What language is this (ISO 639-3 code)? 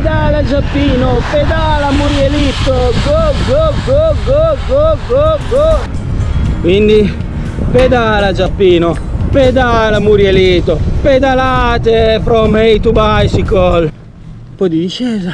ita